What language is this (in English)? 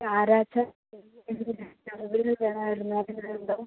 Malayalam